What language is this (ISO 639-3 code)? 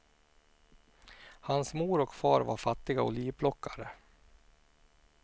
swe